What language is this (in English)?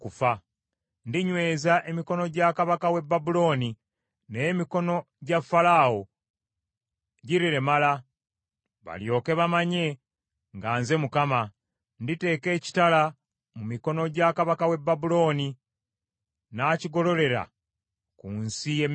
Ganda